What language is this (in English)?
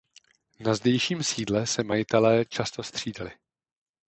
Czech